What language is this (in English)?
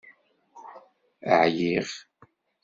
Kabyle